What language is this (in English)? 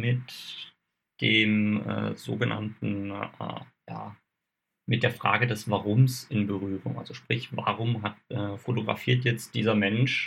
German